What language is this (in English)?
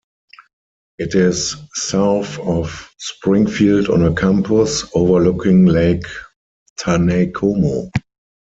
English